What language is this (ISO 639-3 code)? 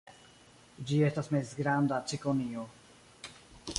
epo